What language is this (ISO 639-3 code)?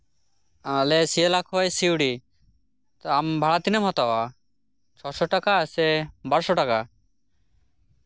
sat